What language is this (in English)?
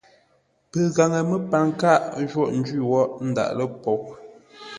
Ngombale